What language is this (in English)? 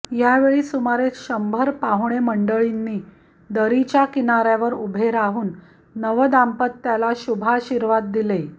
Marathi